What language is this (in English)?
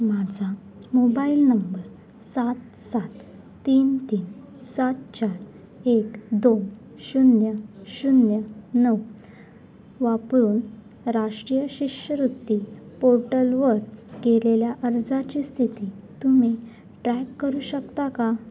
Marathi